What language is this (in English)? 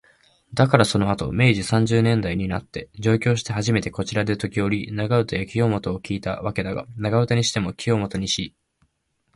Japanese